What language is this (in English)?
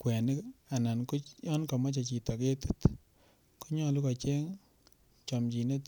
Kalenjin